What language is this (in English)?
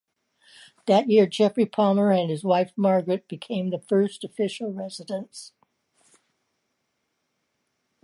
English